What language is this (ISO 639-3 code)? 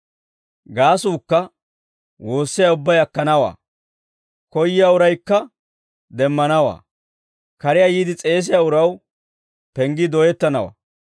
dwr